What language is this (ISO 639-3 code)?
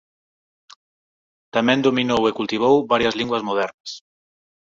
glg